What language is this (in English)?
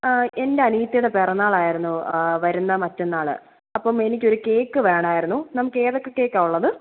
Malayalam